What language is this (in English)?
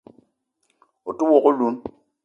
Eton (Cameroon)